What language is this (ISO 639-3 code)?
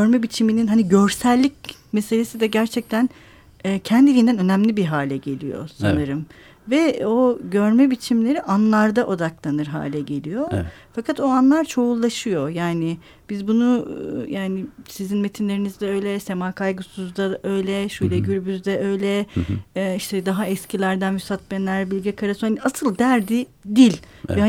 tur